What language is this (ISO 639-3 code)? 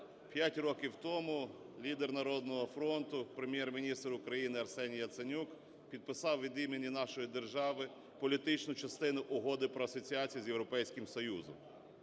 ukr